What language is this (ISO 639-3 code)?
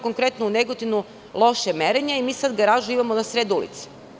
srp